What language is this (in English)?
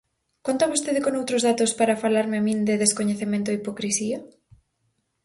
Galician